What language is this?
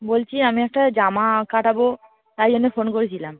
Bangla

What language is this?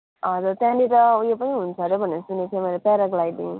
Nepali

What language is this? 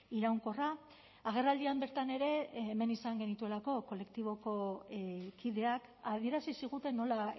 Basque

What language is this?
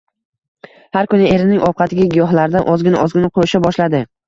Uzbek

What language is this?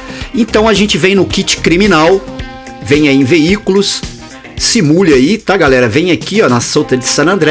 Portuguese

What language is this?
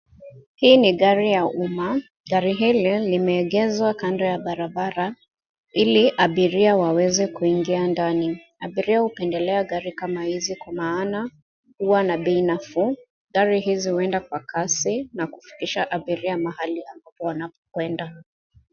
Swahili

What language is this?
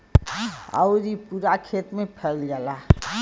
Bhojpuri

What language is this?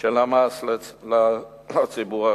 Hebrew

